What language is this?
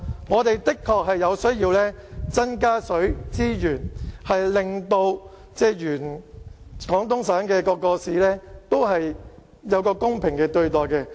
Cantonese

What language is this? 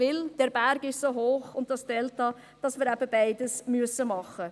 Swiss German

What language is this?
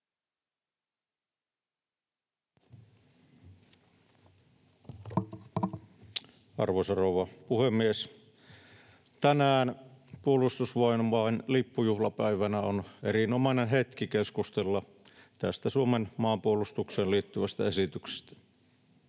Finnish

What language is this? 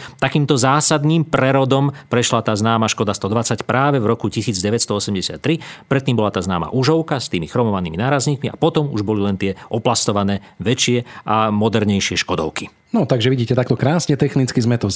Slovak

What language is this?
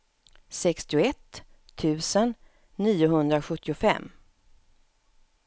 Swedish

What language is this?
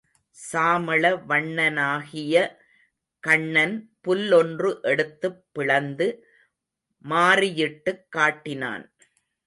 Tamil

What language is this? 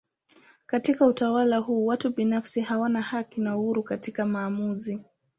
Swahili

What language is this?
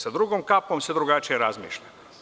Serbian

